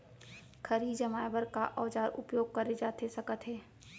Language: Chhattisgarhi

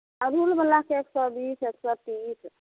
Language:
Maithili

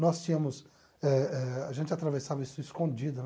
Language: Portuguese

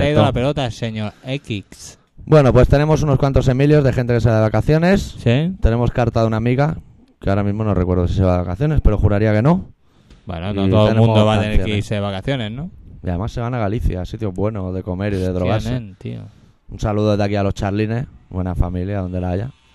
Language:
Spanish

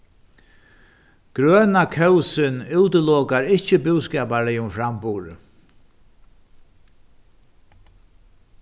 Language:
Faroese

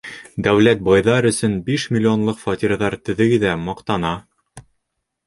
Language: Bashkir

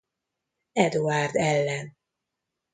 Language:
Hungarian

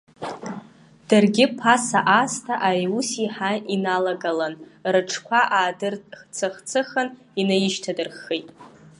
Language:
Abkhazian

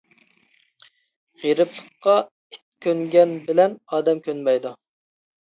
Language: Uyghur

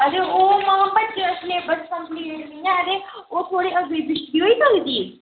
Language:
Dogri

